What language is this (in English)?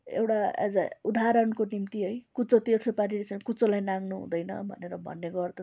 Nepali